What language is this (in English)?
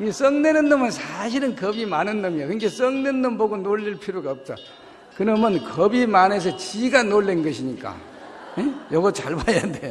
Korean